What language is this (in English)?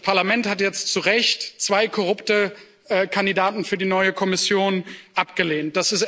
German